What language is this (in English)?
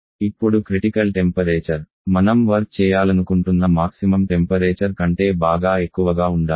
Telugu